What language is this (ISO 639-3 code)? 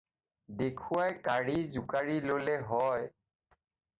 asm